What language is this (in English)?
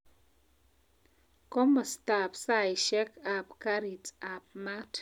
Kalenjin